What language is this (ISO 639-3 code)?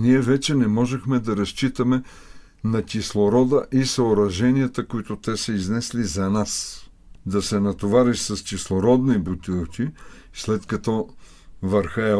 bul